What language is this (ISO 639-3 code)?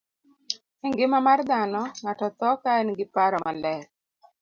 luo